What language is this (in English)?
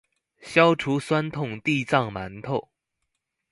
Chinese